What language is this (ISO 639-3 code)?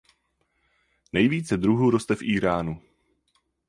ces